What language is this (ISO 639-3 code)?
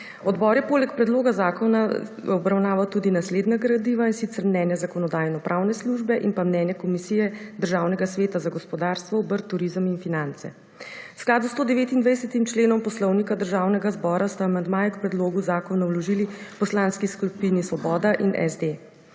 slv